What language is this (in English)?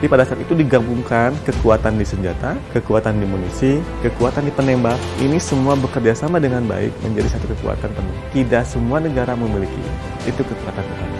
Indonesian